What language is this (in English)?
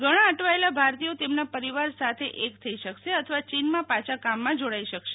Gujarati